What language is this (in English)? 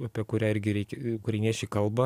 Lithuanian